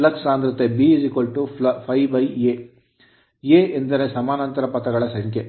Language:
Kannada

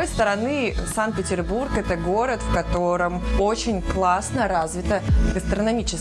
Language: Russian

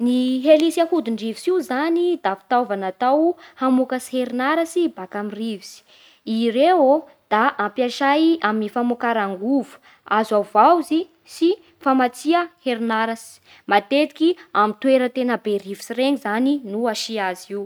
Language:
Bara Malagasy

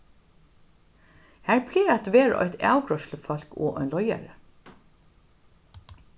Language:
Faroese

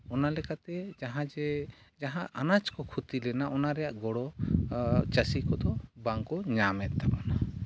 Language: Santali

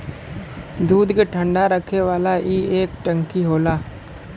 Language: Bhojpuri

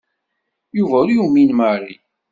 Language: Kabyle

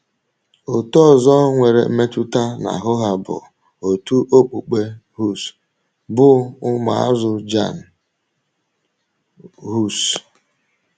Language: Igbo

